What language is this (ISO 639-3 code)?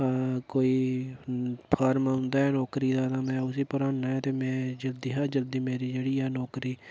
doi